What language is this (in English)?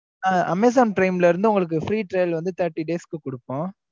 Tamil